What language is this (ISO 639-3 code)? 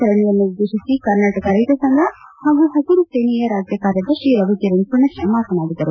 kan